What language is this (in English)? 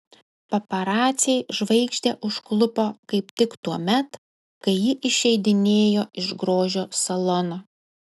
Lithuanian